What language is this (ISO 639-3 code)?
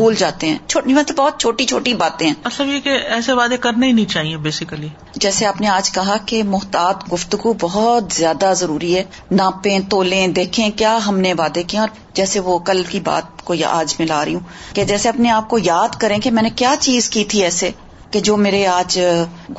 urd